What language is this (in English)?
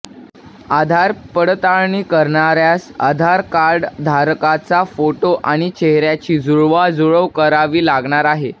Marathi